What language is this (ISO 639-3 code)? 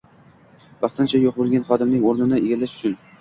uzb